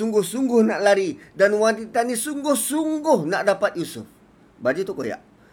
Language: Malay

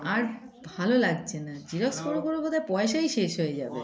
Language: Bangla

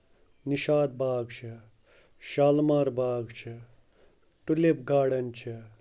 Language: Kashmiri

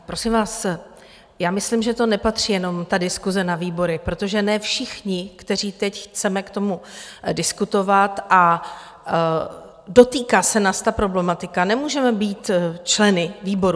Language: Czech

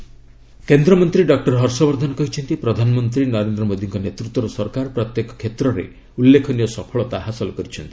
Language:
Odia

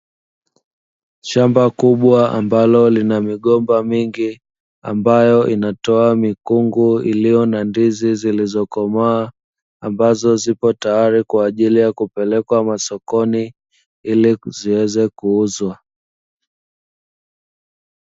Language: Swahili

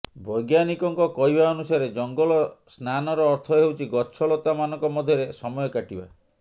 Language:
Odia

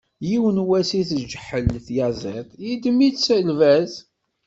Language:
Kabyle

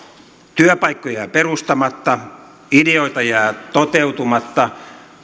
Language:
Finnish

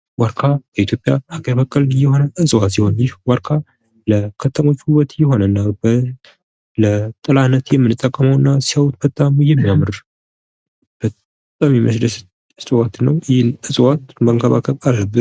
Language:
Amharic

